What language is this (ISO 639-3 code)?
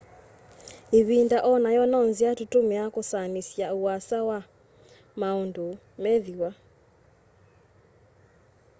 kam